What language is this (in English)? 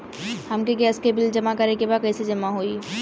Bhojpuri